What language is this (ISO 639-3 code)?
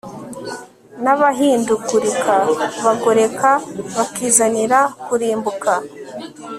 kin